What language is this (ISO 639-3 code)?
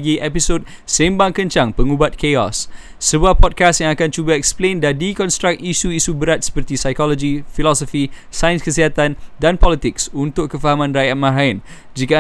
msa